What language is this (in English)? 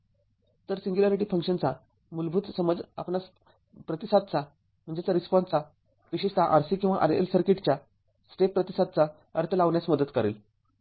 Marathi